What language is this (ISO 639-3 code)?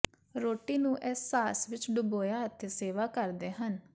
pan